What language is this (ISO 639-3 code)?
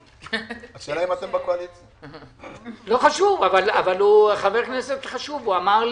heb